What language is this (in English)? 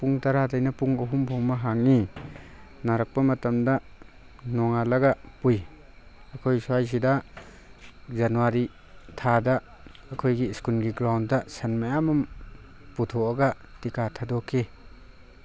Manipuri